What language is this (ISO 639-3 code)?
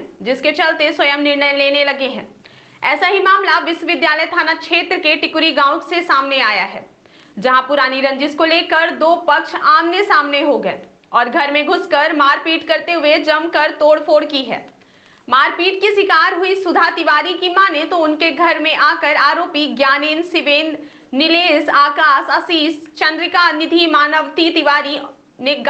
hin